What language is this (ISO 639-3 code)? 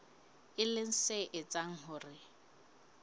sot